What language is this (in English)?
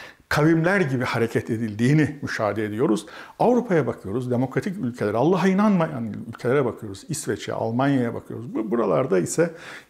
Turkish